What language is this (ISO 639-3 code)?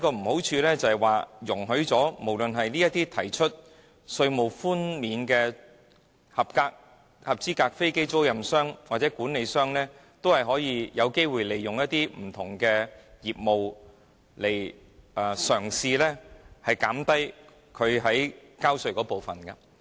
yue